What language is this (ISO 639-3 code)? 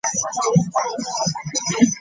lug